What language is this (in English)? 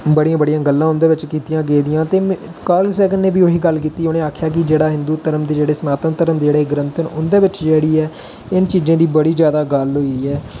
Dogri